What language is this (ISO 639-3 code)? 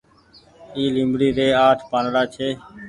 gig